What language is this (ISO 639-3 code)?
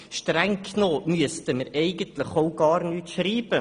gsw